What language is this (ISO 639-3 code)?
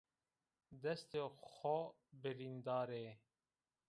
zza